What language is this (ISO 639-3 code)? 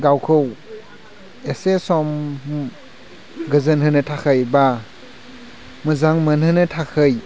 brx